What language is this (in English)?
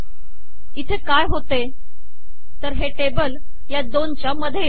Marathi